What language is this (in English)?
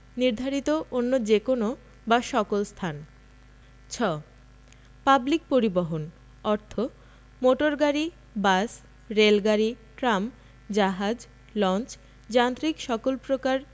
Bangla